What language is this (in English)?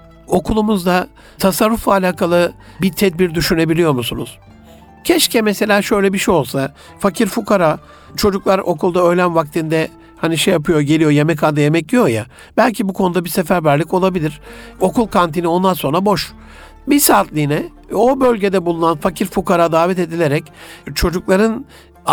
Turkish